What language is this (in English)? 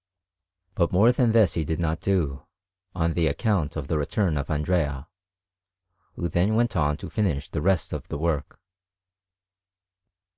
English